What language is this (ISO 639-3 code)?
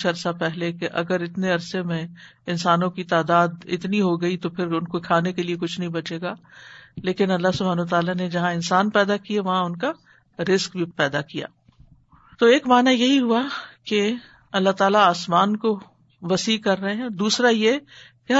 urd